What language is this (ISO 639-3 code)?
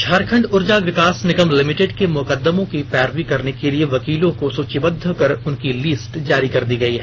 hin